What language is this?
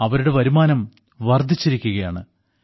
Malayalam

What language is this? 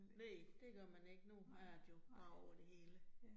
Danish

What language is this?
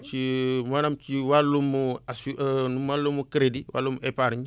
Wolof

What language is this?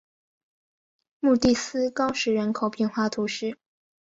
Chinese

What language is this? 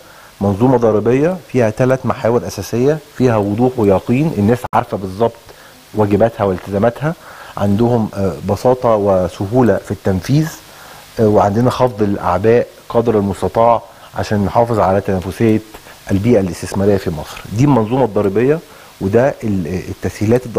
Arabic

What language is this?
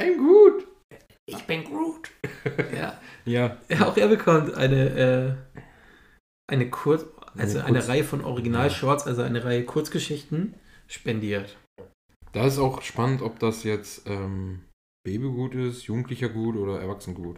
German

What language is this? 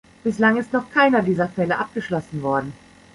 German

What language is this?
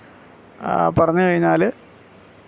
Malayalam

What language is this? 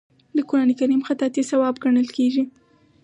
Pashto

